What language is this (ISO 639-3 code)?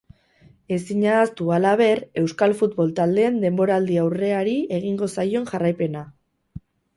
eus